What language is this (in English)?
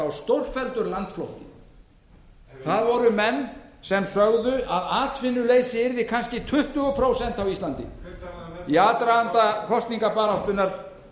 Icelandic